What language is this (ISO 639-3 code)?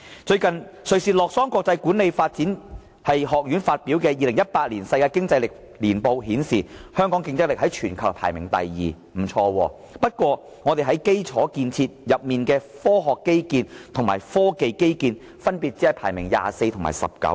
yue